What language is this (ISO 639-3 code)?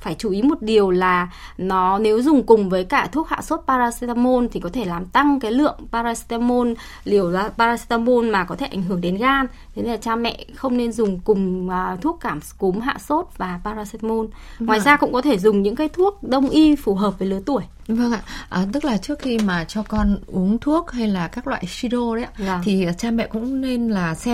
vie